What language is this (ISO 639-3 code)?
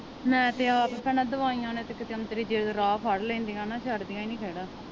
pan